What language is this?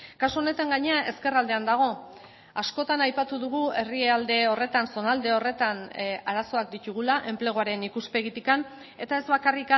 Basque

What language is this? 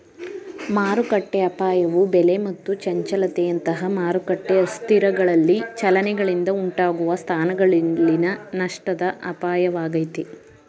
Kannada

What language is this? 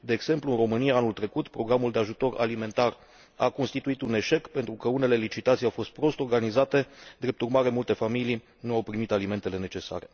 Romanian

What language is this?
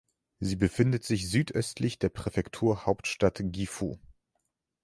German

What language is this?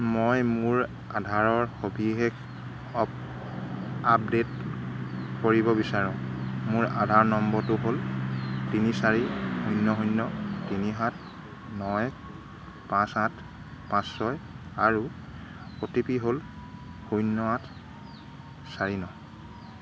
Assamese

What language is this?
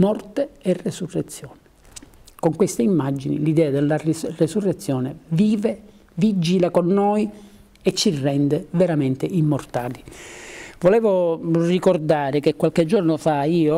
Italian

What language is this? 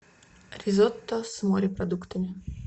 Russian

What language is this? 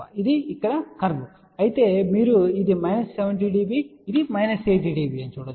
Telugu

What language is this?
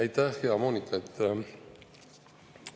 Estonian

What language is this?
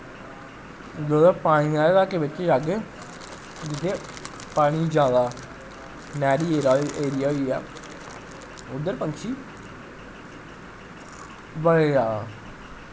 Dogri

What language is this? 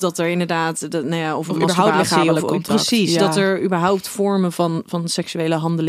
Dutch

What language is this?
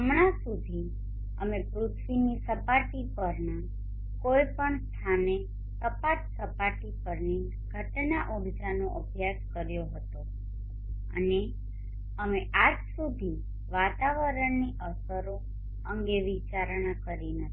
Gujarati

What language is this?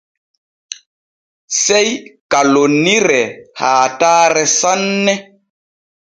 Borgu Fulfulde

